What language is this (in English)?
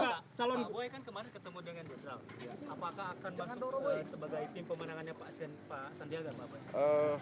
Indonesian